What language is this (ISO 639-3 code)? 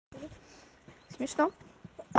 rus